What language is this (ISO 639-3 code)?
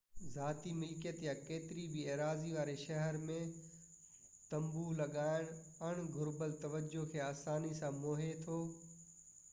snd